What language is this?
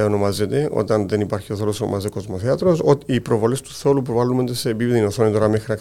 Greek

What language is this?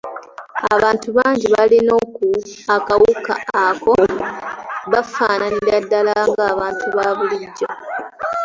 Ganda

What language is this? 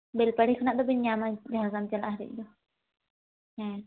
Santali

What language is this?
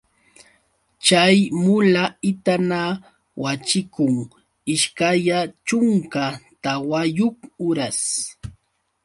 Yauyos Quechua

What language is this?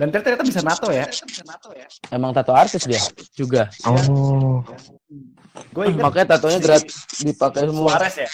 Indonesian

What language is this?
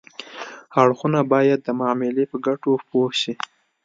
Pashto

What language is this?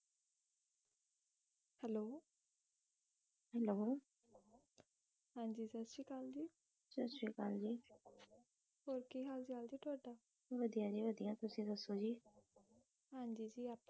Punjabi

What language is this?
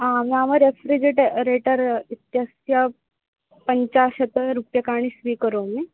Sanskrit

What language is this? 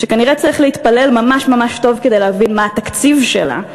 Hebrew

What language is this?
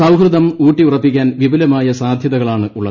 Malayalam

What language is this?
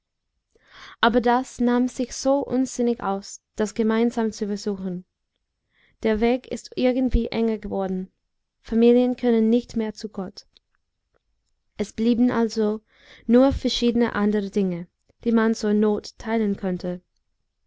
German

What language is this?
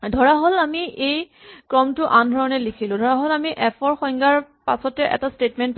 Assamese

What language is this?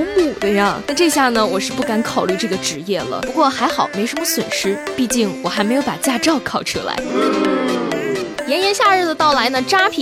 Chinese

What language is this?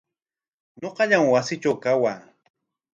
Corongo Ancash Quechua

